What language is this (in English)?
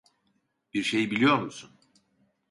Turkish